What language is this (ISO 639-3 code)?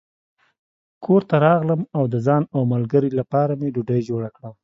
pus